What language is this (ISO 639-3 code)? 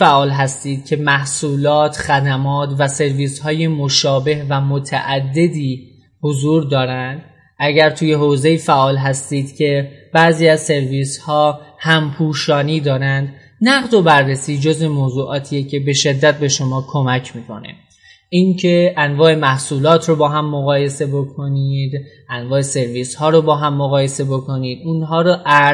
fas